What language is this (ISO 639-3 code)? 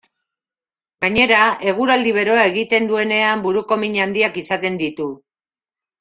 eus